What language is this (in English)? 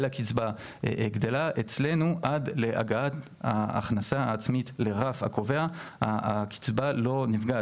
Hebrew